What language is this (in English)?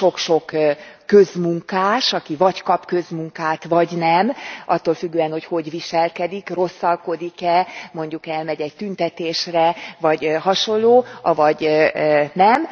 Hungarian